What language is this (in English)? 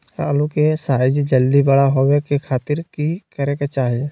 Magahi